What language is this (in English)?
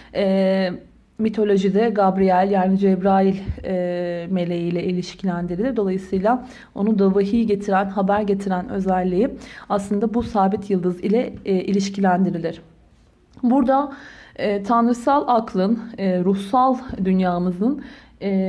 Turkish